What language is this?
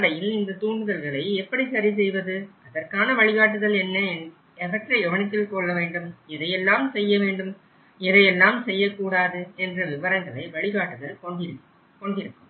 Tamil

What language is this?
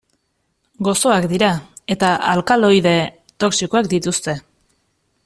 Basque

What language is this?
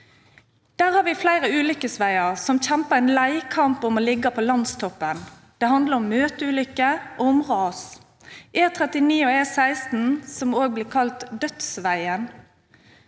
Norwegian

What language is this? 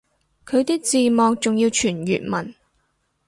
Cantonese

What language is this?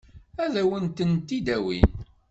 Kabyle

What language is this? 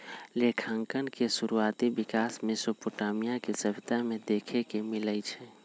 Magahi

